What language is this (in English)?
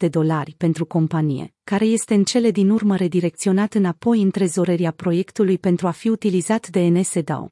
Romanian